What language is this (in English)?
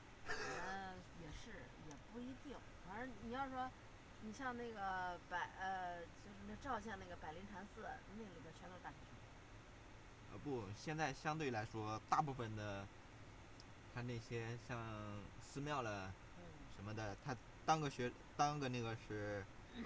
Chinese